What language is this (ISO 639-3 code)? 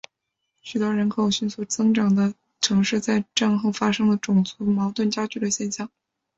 zho